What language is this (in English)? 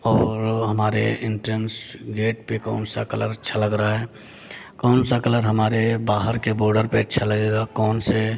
Hindi